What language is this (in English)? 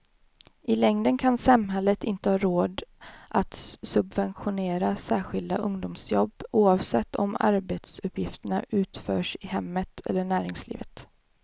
Swedish